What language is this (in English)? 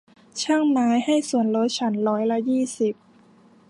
Thai